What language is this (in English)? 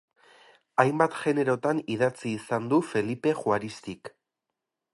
Basque